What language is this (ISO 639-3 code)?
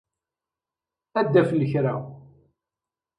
kab